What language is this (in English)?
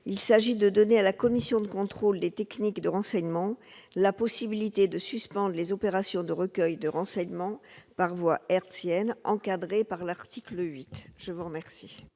French